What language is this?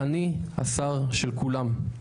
Hebrew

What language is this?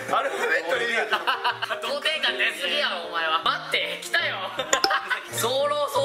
Japanese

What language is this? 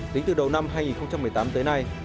Vietnamese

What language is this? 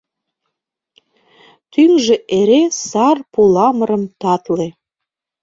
Mari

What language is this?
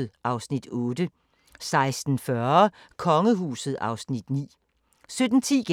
Danish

